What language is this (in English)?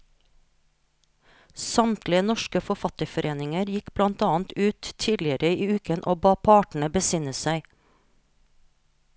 Norwegian